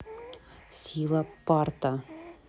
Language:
Russian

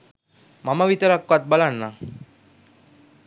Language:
Sinhala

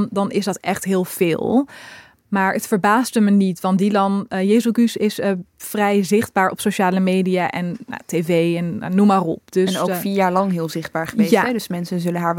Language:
Dutch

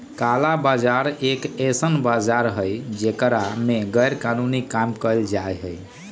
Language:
Magahi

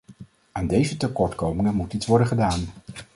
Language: Dutch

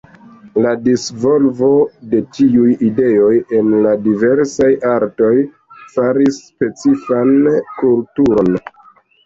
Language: Esperanto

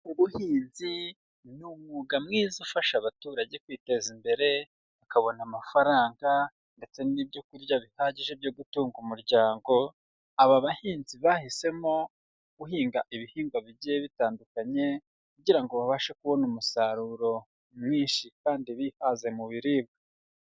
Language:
Kinyarwanda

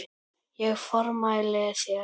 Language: Icelandic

